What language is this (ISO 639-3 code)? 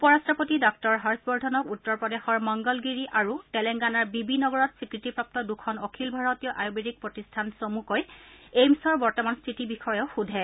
asm